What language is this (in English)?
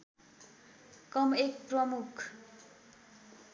Nepali